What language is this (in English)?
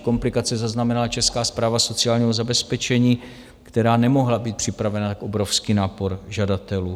Czech